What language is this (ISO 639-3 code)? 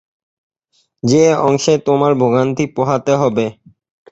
ben